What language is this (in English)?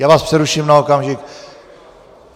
Czech